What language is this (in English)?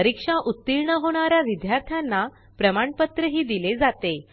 Marathi